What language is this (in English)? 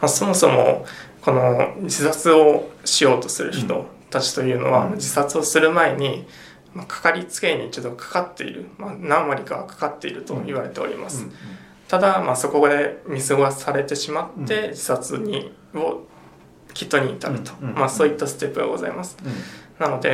Japanese